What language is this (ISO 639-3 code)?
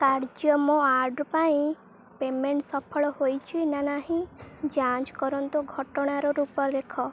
ori